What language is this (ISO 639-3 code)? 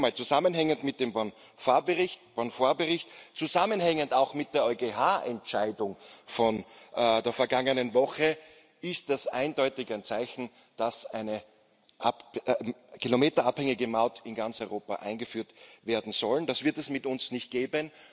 deu